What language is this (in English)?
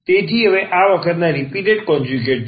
Gujarati